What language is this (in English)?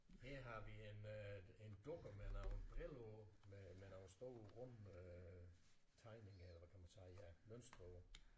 Danish